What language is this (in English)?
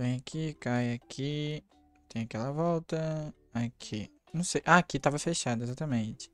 Portuguese